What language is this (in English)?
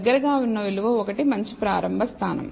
Telugu